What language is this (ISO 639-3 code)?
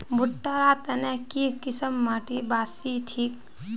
mag